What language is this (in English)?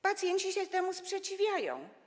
Polish